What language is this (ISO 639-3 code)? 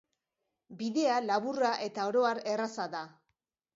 eus